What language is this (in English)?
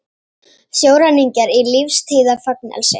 Icelandic